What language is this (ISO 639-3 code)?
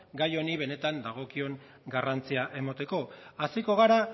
eus